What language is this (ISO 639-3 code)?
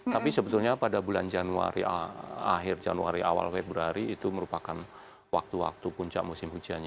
ind